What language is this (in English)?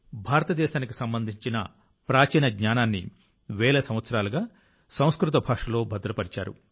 Telugu